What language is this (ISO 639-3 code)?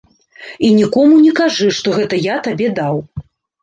bel